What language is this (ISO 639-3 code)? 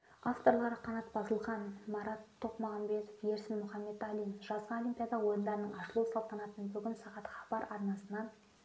kaz